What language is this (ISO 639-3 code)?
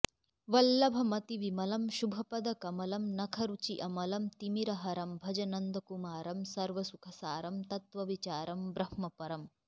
san